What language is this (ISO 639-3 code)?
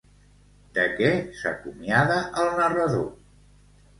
cat